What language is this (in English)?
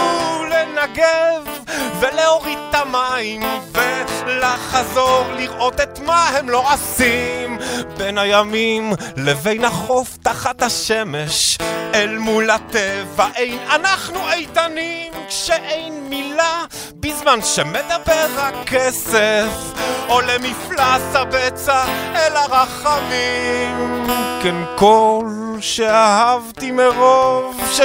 Hebrew